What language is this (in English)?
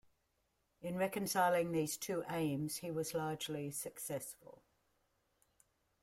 English